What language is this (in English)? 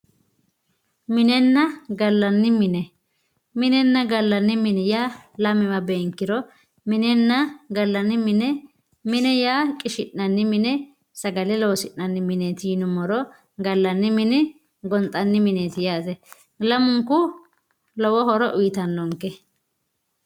Sidamo